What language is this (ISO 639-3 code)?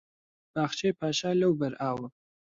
ckb